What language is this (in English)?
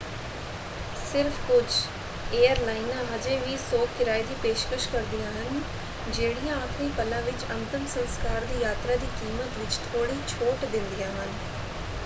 Punjabi